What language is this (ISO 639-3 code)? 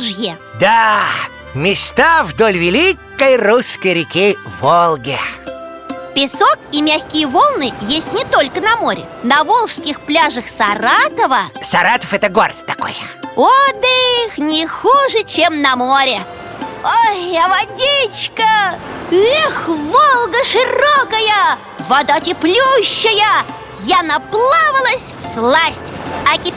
rus